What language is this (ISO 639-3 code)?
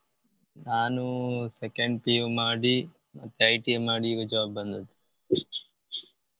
kan